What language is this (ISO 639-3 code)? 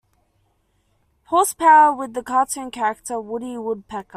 eng